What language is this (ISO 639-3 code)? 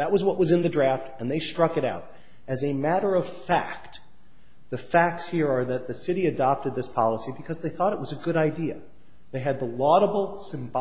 eng